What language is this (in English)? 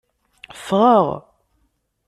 Kabyle